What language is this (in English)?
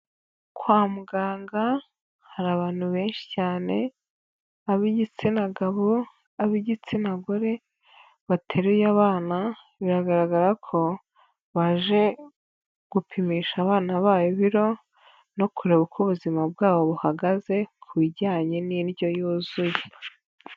Kinyarwanda